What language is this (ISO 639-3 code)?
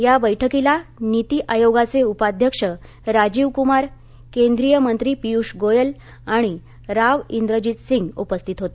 mar